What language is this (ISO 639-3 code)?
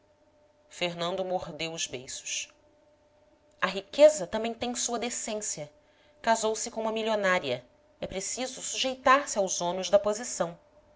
por